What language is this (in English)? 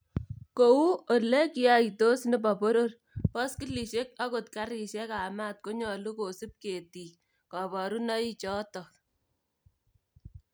Kalenjin